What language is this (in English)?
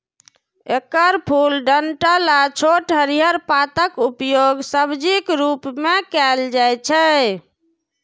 Maithili